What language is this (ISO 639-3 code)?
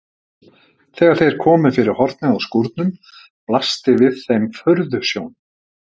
isl